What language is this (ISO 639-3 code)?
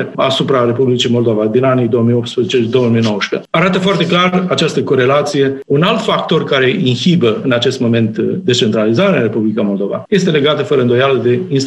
ron